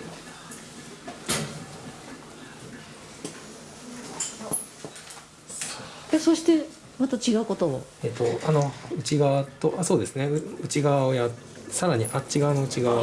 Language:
Japanese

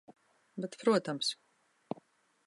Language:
Latvian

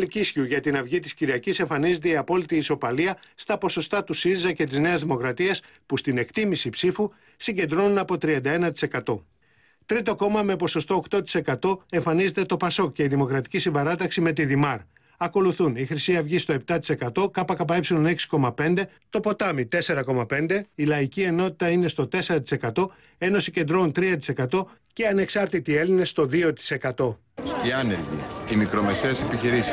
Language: Greek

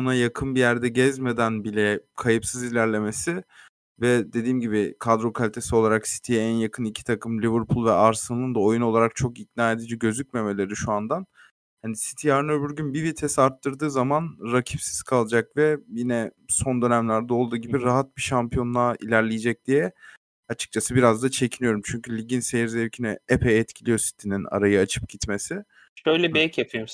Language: Turkish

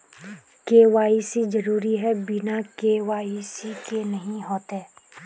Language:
Magahi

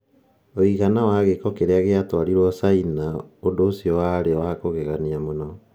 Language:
Kikuyu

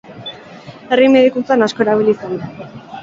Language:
Basque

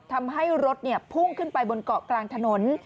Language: Thai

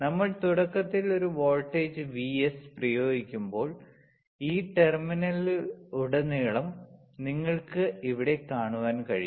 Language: Malayalam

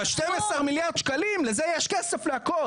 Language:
Hebrew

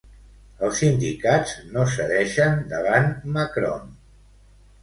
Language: Catalan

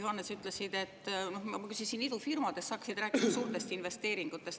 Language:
Estonian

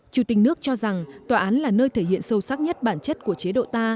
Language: Vietnamese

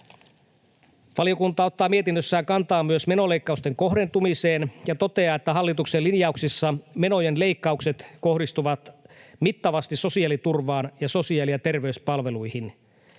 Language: Finnish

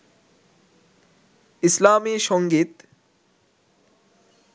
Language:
Bangla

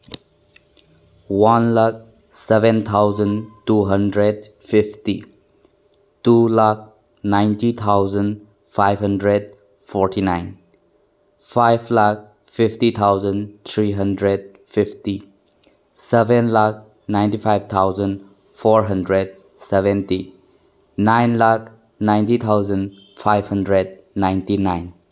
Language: Manipuri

